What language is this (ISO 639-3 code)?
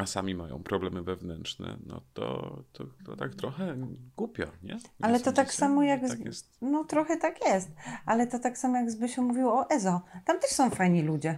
pol